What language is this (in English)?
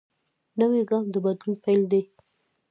Pashto